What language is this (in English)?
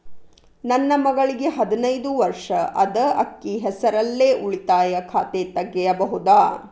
Kannada